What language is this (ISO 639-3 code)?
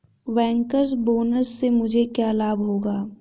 hin